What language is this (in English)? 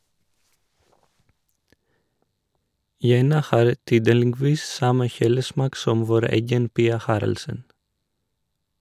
Norwegian